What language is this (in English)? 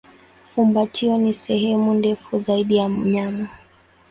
Swahili